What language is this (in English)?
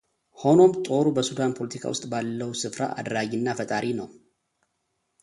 Amharic